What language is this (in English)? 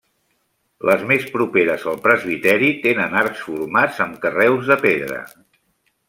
Catalan